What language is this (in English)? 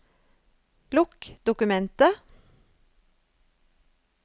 Norwegian